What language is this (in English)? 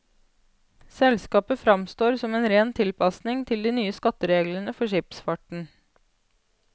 Norwegian